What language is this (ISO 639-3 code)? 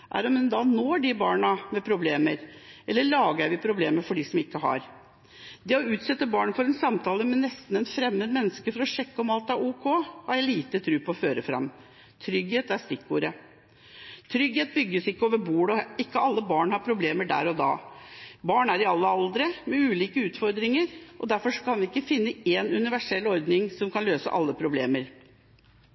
nob